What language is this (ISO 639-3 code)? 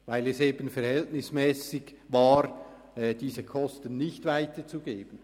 gsw